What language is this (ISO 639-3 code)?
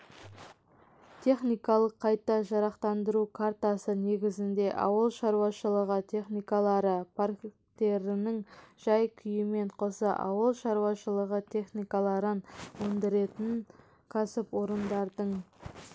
kaz